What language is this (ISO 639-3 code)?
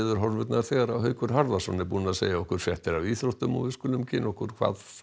isl